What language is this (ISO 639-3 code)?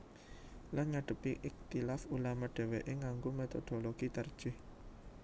jav